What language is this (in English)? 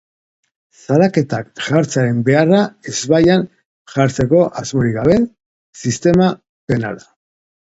Basque